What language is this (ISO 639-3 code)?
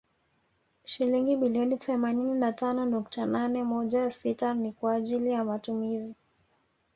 swa